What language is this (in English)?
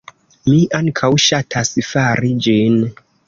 Esperanto